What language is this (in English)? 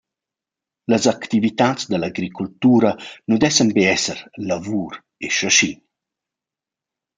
Romansh